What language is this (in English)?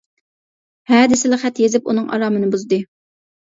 Uyghur